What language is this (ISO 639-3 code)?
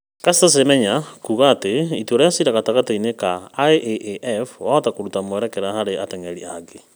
kik